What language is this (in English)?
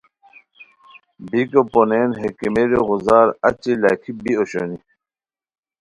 Khowar